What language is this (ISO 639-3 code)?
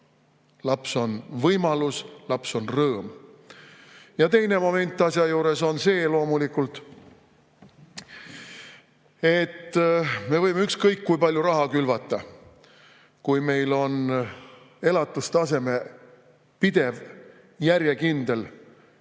est